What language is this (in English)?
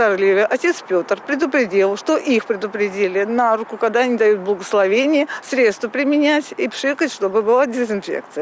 Russian